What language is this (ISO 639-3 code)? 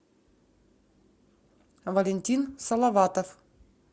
rus